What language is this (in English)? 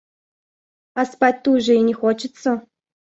Russian